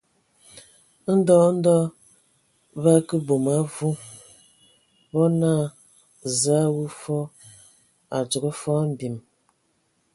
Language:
Ewondo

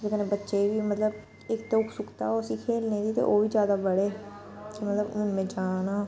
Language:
Dogri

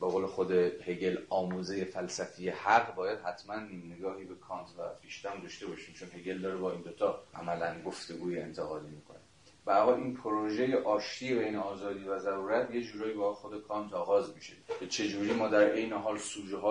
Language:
Persian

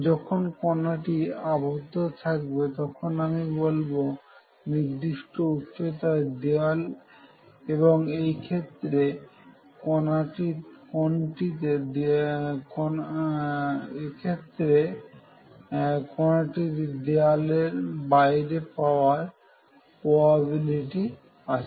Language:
Bangla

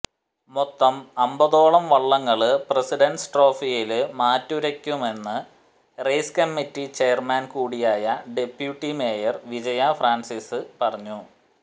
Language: Malayalam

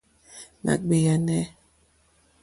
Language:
Mokpwe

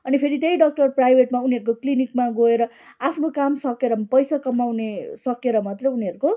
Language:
Nepali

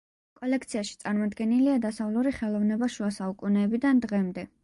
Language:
Georgian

